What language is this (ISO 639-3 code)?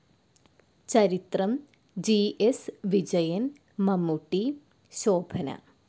mal